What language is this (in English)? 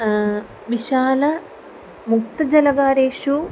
Sanskrit